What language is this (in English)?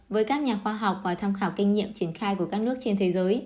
Vietnamese